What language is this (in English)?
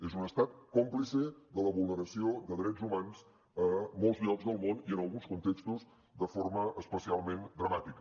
Catalan